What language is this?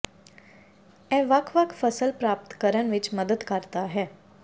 Punjabi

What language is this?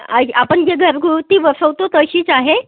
Marathi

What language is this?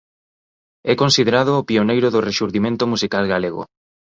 Galician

